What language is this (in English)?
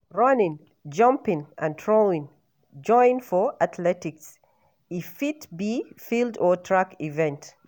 Nigerian Pidgin